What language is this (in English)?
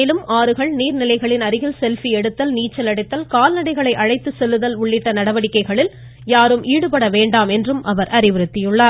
Tamil